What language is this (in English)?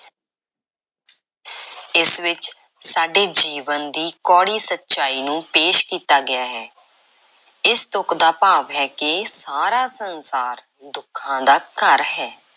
Punjabi